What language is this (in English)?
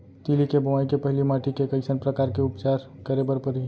Chhattisgarhi